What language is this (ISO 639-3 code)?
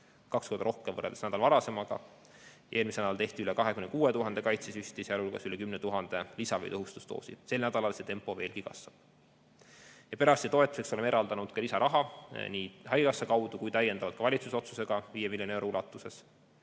est